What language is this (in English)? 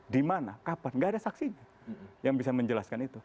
Indonesian